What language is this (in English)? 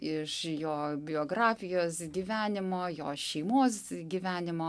Lithuanian